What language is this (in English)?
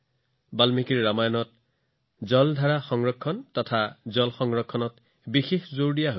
Assamese